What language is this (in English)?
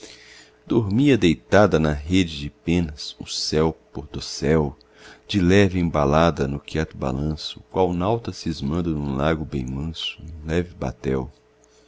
Portuguese